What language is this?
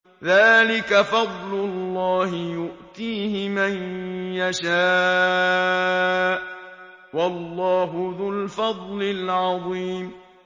Arabic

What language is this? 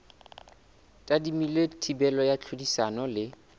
Southern Sotho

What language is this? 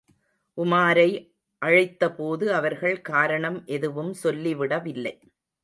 Tamil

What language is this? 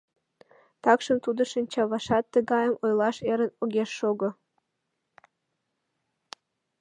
Mari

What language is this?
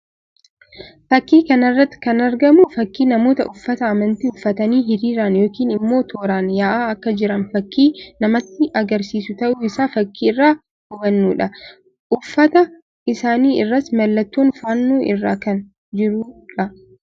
Oromo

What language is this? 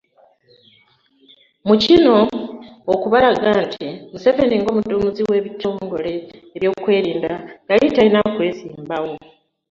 Ganda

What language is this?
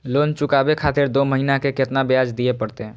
Maithili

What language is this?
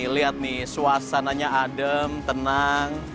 Indonesian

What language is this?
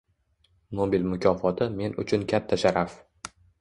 Uzbek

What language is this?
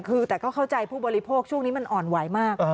Thai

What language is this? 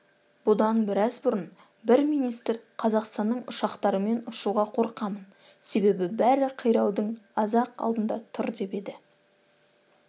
Kazakh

